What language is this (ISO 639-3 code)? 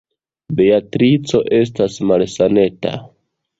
epo